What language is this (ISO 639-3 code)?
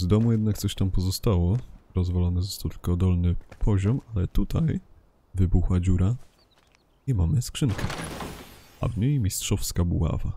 pol